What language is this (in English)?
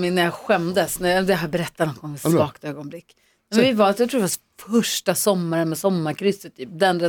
Swedish